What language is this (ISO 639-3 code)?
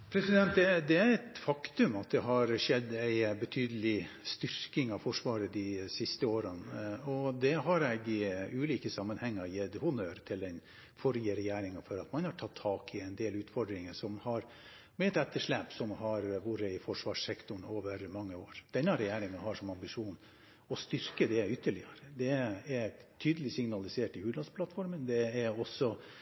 nob